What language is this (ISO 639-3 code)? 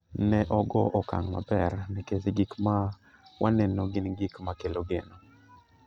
luo